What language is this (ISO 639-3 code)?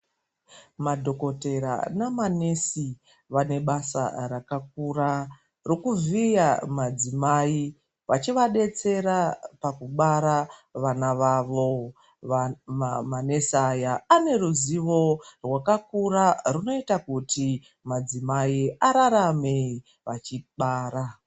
ndc